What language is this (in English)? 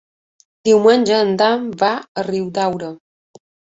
Catalan